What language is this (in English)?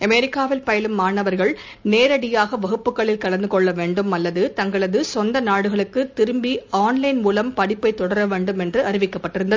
Tamil